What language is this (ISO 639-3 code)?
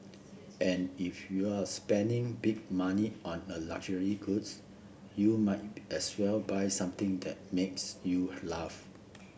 eng